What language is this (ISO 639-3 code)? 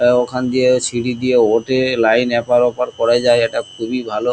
ben